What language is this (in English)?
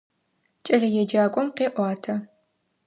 Adyghe